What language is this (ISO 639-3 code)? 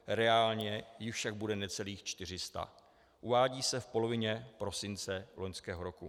ces